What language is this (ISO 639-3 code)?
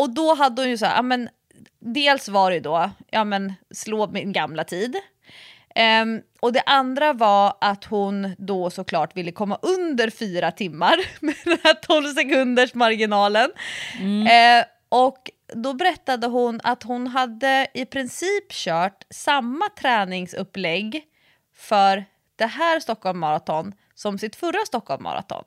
swe